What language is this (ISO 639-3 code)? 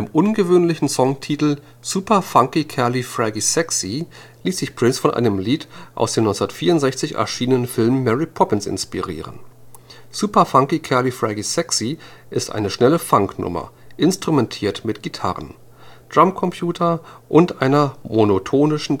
deu